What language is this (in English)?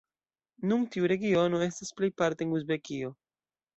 Esperanto